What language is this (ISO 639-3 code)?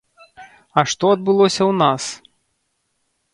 bel